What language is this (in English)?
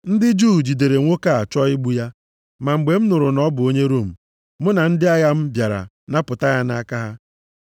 Igbo